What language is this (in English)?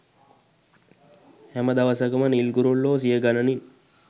Sinhala